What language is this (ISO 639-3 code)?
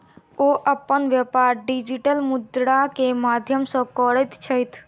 mai